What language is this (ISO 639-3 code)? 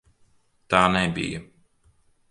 lav